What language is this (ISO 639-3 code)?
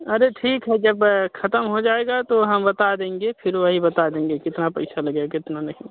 hin